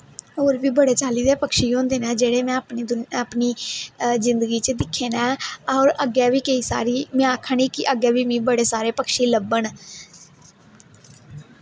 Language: Dogri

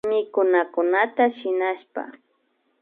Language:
Imbabura Highland Quichua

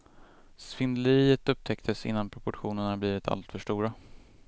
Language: Swedish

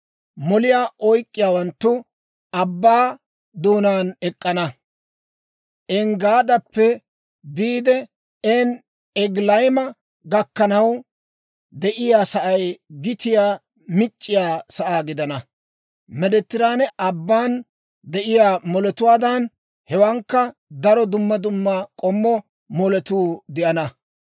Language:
Dawro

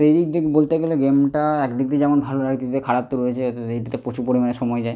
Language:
Bangla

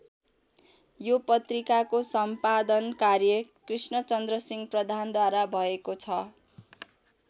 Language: Nepali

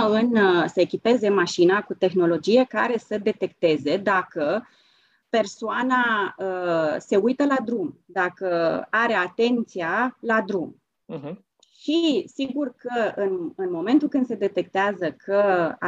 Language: Romanian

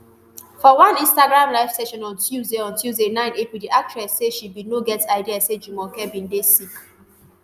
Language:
Nigerian Pidgin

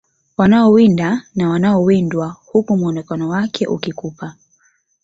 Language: Swahili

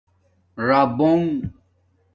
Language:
Domaaki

